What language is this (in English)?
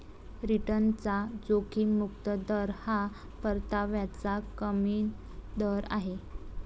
Marathi